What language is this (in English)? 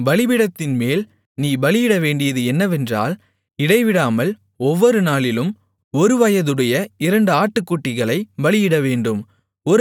Tamil